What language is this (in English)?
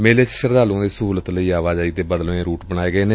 Punjabi